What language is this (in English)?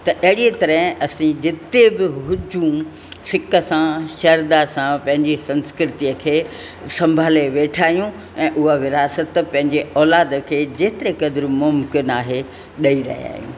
Sindhi